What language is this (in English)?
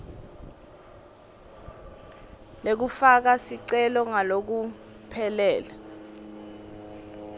Swati